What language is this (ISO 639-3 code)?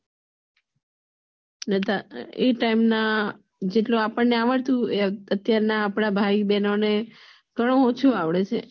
guj